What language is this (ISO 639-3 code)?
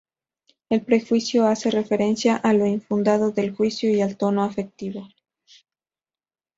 spa